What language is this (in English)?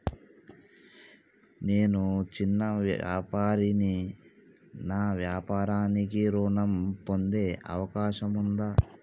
Telugu